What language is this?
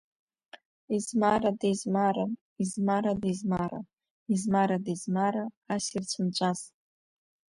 Abkhazian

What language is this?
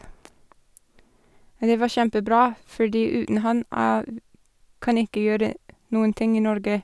Norwegian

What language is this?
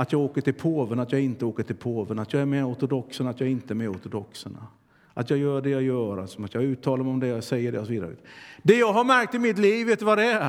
Swedish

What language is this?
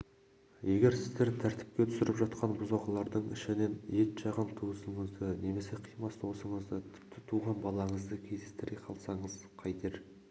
Kazakh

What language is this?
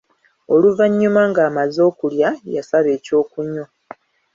Ganda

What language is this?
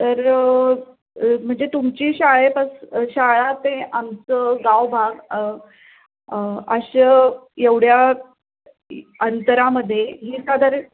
Marathi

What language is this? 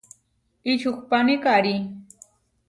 Huarijio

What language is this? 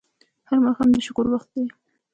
Pashto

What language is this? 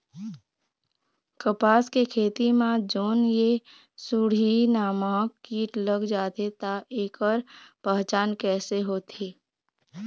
Chhattisgarhi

